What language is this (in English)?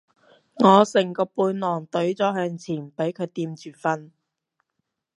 Cantonese